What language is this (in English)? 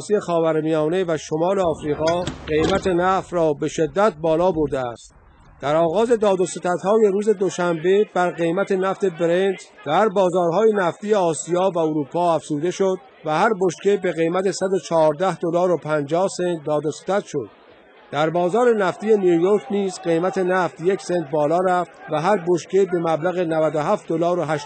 Persian